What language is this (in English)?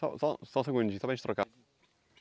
Portuguese